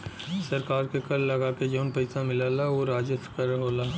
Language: Bhojpuri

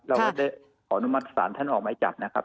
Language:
Thai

